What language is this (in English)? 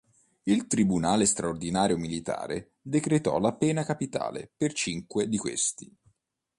Italian